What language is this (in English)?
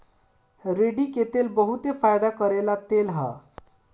Bhojpuri